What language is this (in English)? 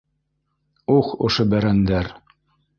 Bashkir